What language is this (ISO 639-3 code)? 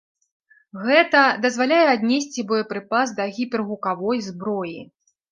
bel